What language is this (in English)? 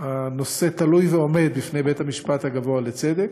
Hebrew